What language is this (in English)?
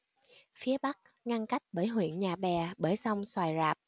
Vietnamese